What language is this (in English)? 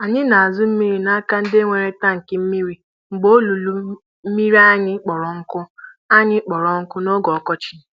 Igbo